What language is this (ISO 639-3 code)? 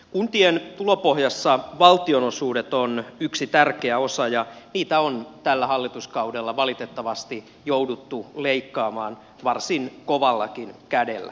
fin